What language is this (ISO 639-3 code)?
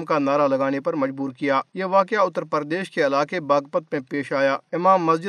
urd